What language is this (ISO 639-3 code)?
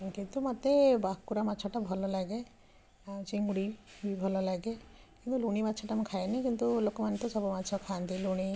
ori